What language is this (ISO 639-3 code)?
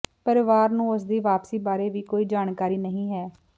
pan